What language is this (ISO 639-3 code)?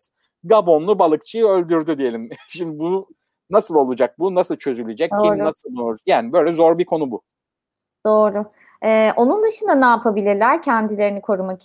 tur